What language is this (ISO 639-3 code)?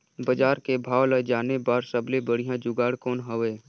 hne